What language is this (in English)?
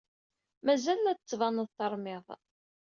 Kabyle